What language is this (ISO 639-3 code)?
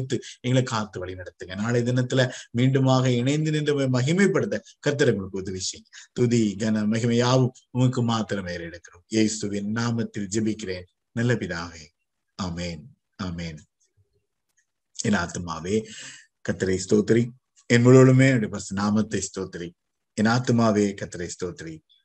tam